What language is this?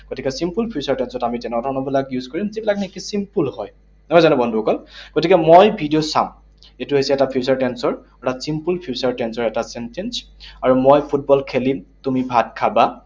Assamese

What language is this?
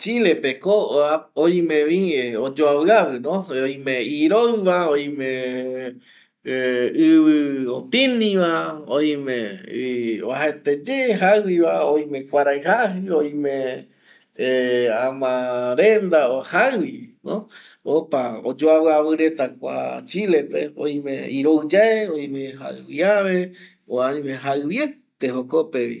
Eastern Bolivian Guaraní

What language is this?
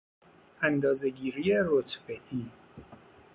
Persian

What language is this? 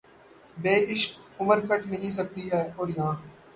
Urdu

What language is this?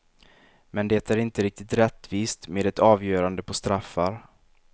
Swedish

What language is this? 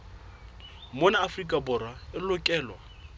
Southern Sotho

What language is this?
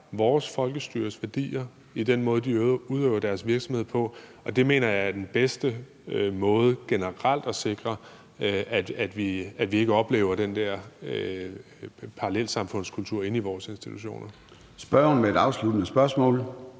Danish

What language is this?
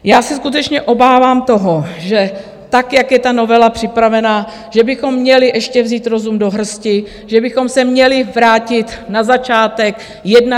Czech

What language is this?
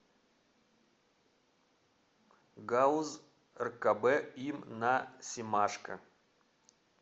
Russian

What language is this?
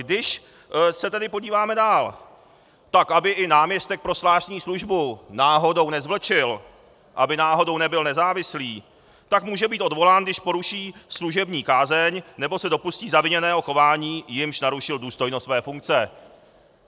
Czech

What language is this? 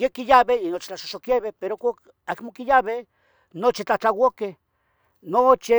Tetelcingo Nahuatl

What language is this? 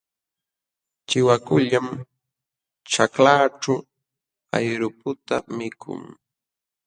Jauja Wanca Quechua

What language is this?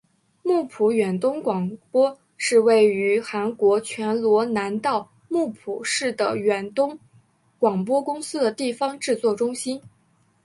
Chinese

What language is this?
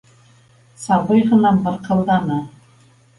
Bashkir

